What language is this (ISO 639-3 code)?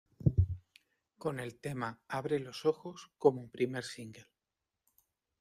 spa